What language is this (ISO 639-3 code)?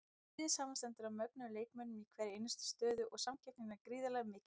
isl